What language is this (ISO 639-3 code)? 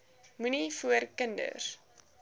afr